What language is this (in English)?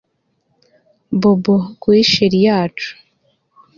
Kinyarwanda